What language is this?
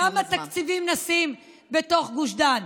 Hebrew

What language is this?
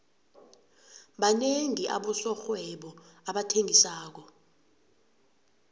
South Ndebele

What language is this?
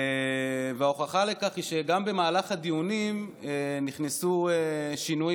Hebrew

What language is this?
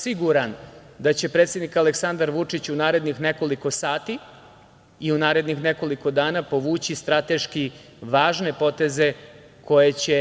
Serbian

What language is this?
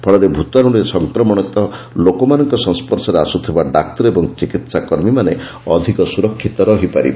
Odia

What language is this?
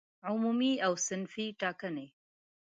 Pashto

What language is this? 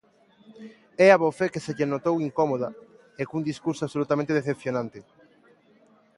Galician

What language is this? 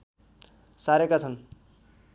Nepali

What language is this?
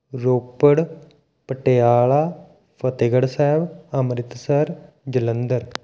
Punjabi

